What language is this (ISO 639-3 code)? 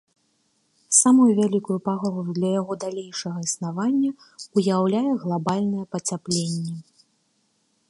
bel